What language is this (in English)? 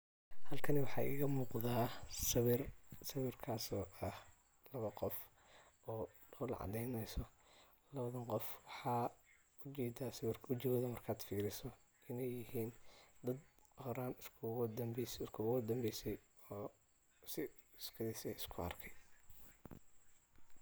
Somali